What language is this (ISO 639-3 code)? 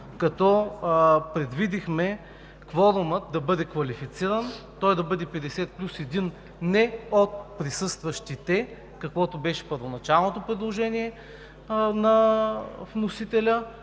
bul